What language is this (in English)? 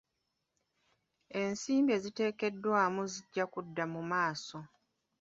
Ganda